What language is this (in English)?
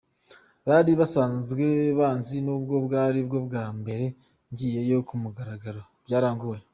Kinyarwanda